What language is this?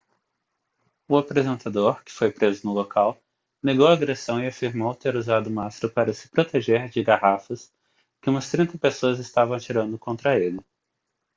Portuguese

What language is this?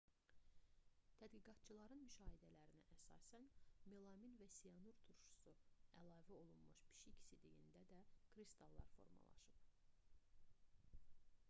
Azerbaijani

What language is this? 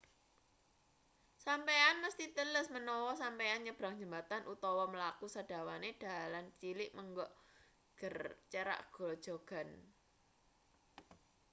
Javanese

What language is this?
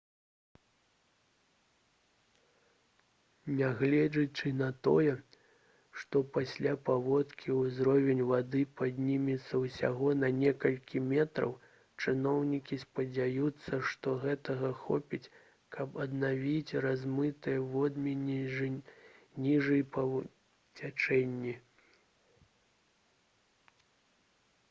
Belarusian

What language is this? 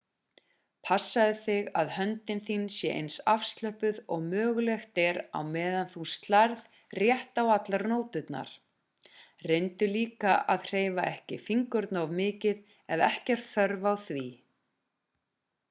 Icelandic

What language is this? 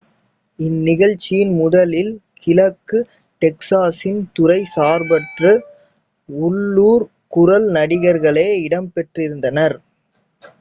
Tamil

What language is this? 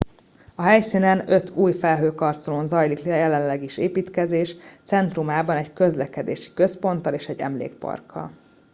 Hungarian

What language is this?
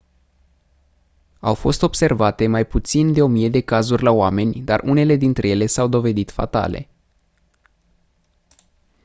Romanian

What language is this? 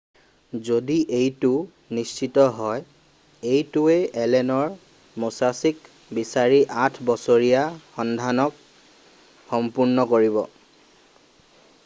Assamese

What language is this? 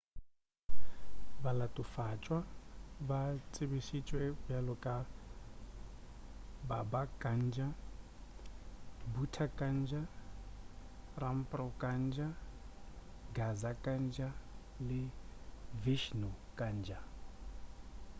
Northern Sotho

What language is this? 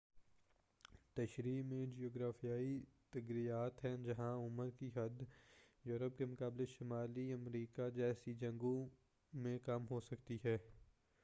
Urdu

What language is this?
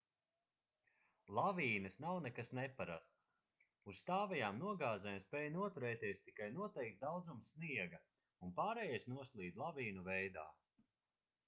Latvian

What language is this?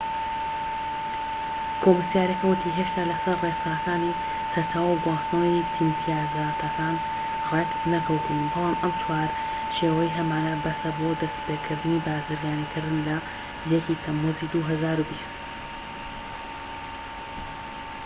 Central Kurdish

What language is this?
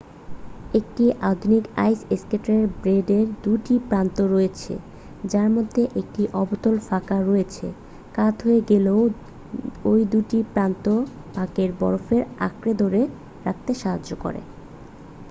Bangla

